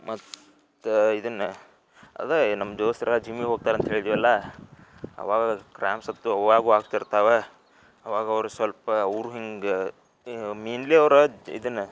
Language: Kannada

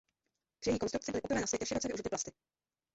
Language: Czech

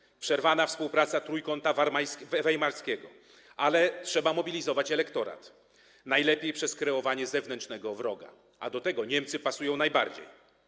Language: Polish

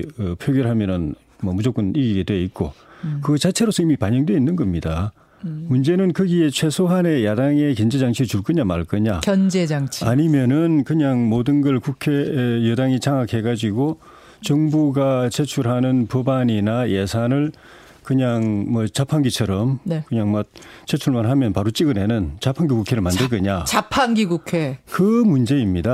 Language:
Korean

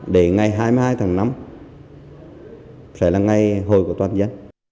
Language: Vietnamese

